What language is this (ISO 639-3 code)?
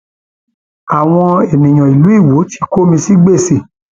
yor